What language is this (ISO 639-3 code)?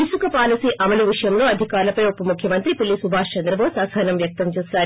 tel